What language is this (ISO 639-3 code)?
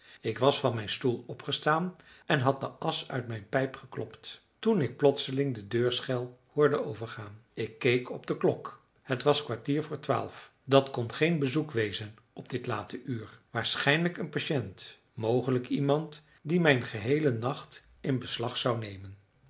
nld